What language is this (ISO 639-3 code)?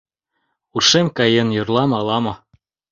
chm